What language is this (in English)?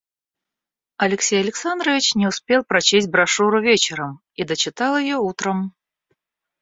Russian